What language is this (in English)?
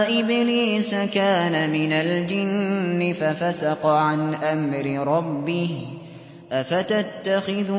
Arabic